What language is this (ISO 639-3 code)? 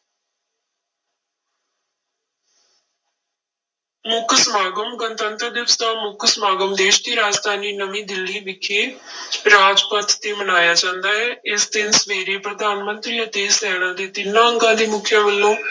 pan